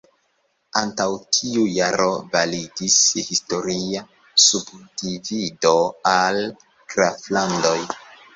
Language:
Esperanto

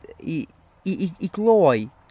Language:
Welsh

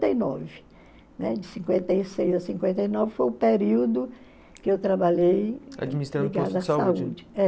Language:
Portuguese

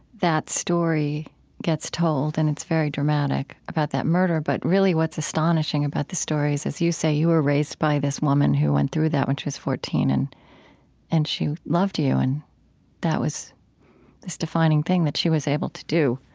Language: English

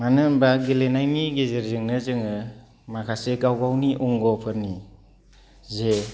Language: Bodo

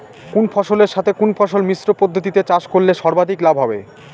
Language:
Bangla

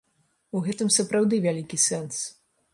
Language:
Belarusian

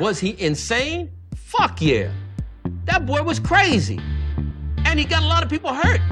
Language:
Dutch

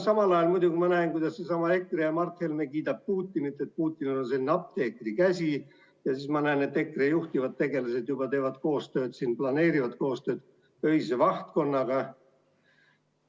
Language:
Estonian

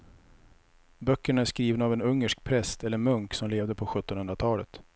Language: Swedish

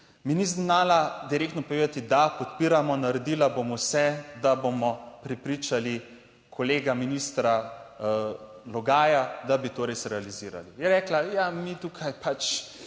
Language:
Slovenian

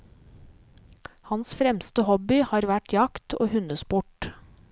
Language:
Norwegian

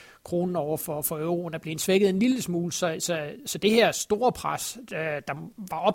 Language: Danish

